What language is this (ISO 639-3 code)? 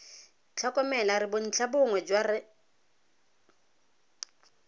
tsn